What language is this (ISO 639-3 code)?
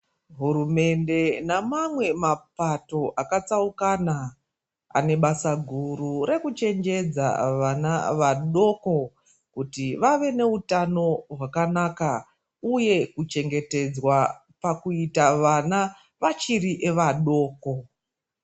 ndc